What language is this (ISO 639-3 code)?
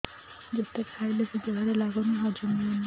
ori